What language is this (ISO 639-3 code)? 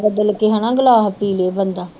pan